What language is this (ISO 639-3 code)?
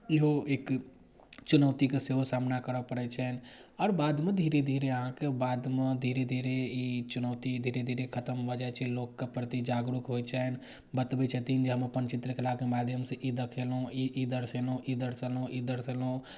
mai